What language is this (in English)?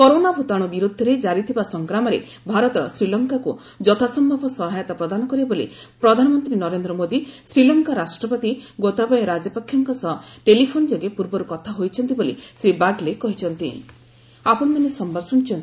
Odia